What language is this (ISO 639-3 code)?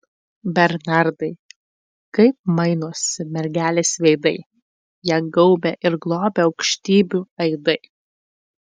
lit